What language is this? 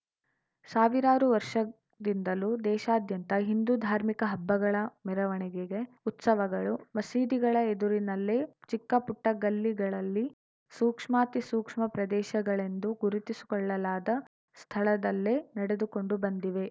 Kannada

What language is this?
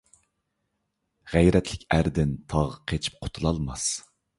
Uyghur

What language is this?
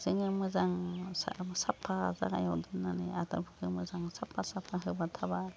Bodo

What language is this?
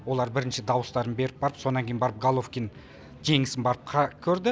Kazakh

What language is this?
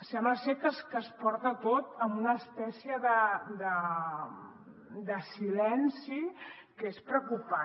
Catalan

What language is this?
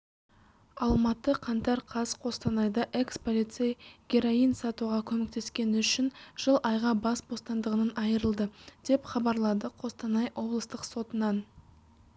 Kazakh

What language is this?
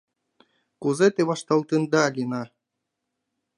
Mari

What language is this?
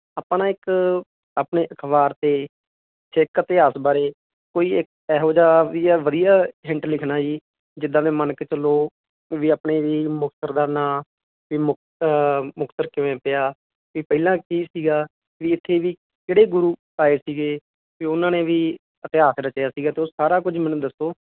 Punjabi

